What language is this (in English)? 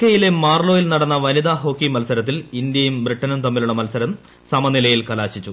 Malayalam